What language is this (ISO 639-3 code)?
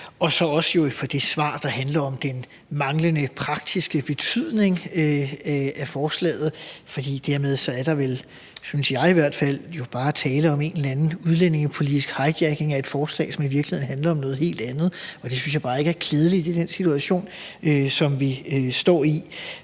dan